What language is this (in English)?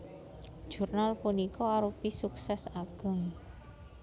Javanese